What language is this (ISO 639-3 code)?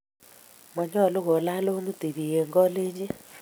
kln